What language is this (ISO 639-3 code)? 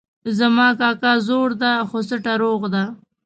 pus